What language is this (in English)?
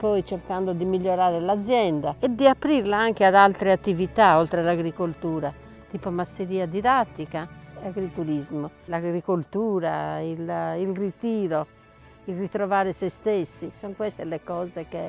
Italian